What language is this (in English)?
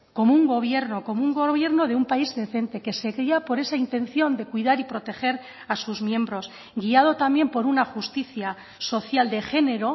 Spanish